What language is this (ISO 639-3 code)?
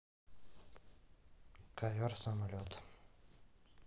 rus